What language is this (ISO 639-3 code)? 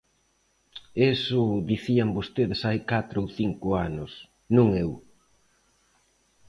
glg